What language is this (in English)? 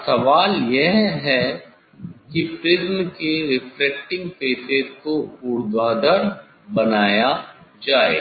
Hindi